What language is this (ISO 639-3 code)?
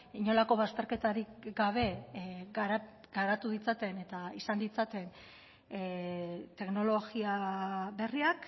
eus